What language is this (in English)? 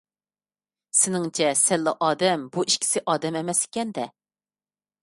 Uyghur